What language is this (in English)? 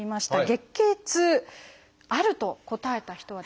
Japanese